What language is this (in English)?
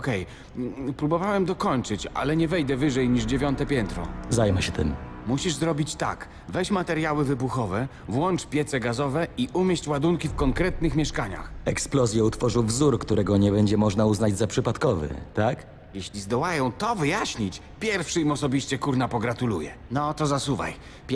Polish